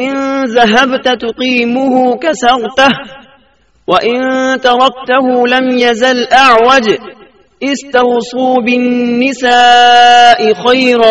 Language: Urdu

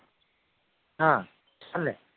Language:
Gujarati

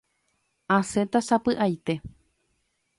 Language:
Guarani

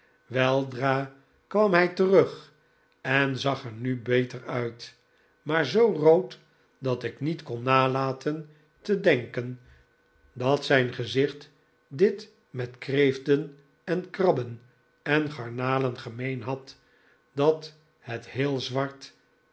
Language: Dutch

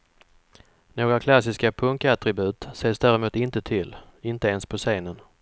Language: Swedish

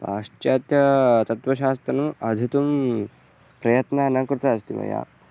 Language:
Sanskrit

